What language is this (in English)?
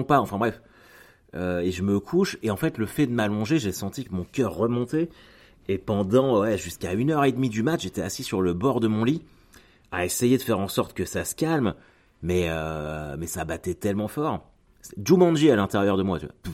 French